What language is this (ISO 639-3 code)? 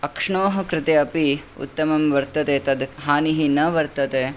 san